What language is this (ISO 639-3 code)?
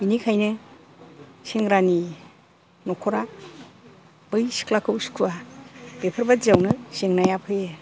brx